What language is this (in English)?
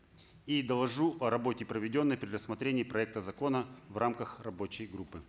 Kazakh